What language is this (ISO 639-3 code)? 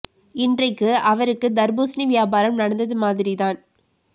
tam